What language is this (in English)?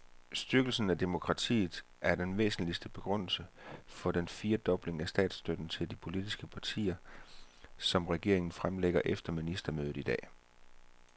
Danish